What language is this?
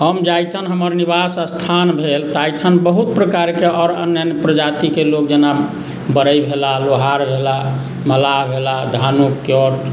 Maithili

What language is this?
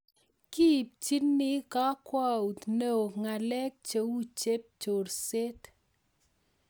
Kalenjin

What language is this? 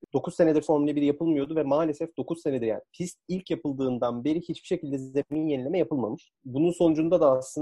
Turkish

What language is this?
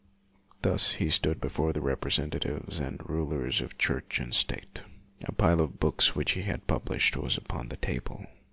English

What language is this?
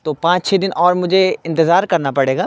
Urdu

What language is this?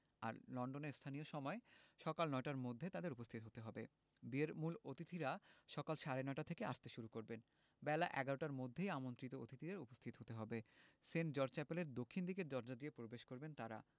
Bangla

